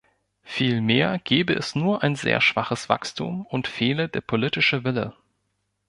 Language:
German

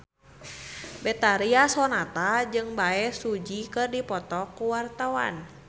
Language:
Sundanese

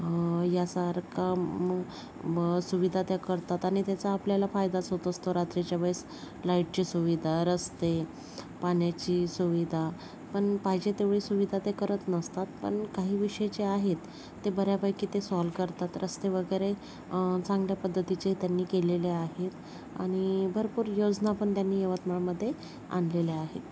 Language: Marathi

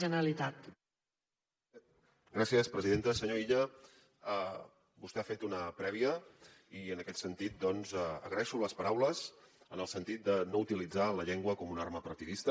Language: Catalan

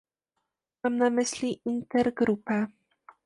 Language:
Polish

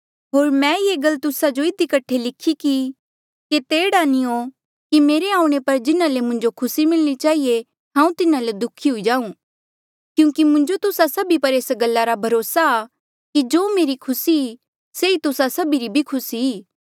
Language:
Mandeali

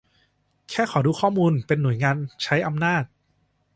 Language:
Thai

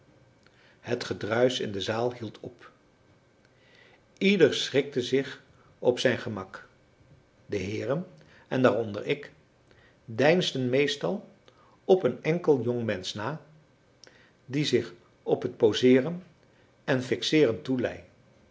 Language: Dutch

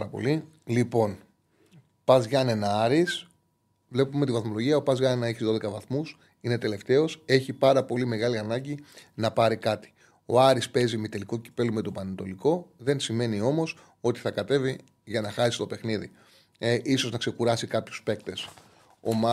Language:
Greek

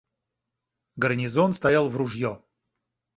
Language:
Russian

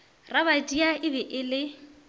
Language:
Northern Sotho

